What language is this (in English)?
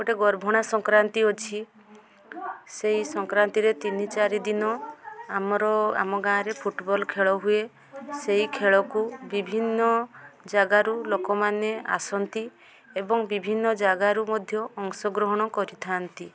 Odia